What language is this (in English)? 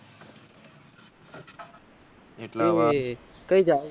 Gujarati